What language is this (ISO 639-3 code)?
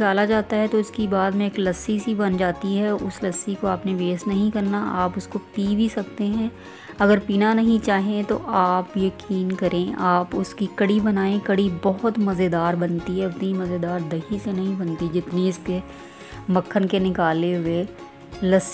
hin